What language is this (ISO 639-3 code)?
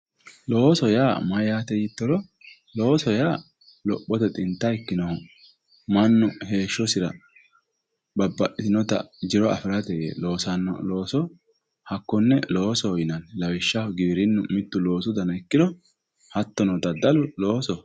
sid